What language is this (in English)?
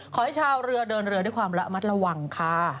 Thai